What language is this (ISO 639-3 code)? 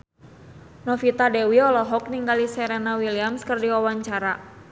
sun